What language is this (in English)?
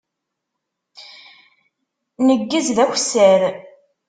Kabyle